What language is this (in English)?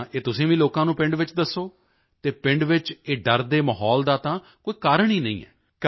Punjabi